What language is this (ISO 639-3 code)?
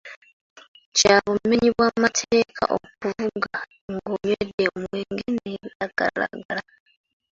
lug